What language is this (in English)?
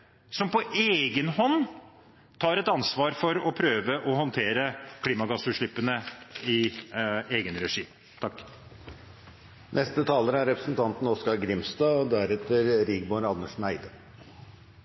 Norwegian